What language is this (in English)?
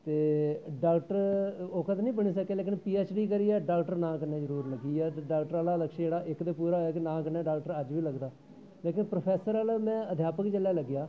Dogri